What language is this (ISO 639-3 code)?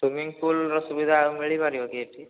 ori